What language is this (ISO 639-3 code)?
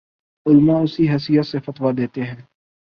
urd